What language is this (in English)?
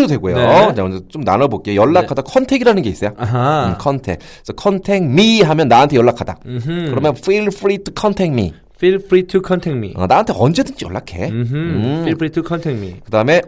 Korean